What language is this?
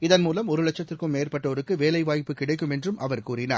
Tamil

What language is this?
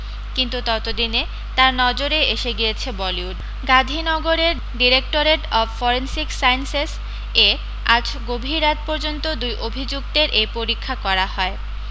Bangla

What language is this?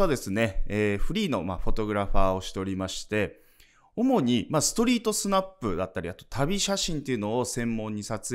Japanese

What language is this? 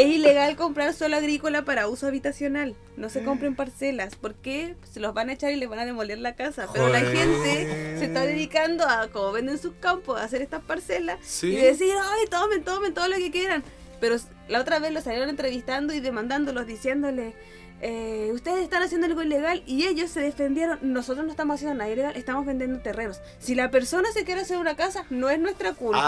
Spanish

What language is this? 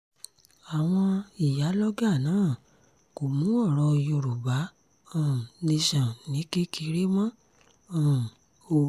Yoruba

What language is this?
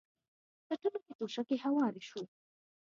Pashto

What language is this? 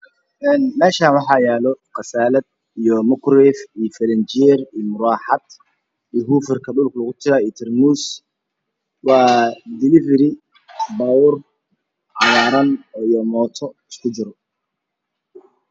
Somali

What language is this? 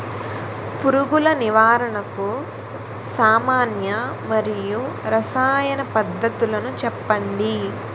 Telugu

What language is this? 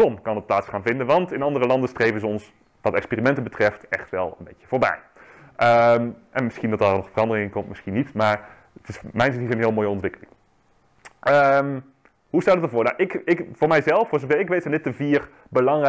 Dutch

